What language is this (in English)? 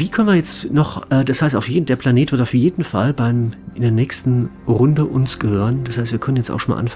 German